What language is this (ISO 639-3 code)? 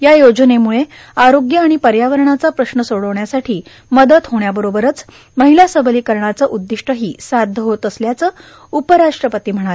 mar